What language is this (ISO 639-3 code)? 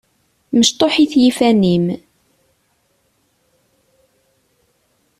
kab